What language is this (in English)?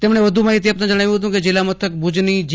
Gujarati